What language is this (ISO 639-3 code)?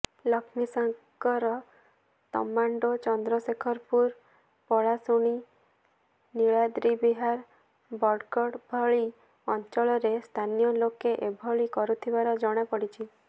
ori